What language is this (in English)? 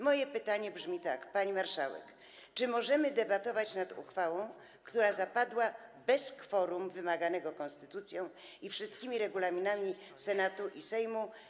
Polish